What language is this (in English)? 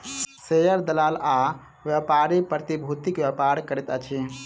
Maithili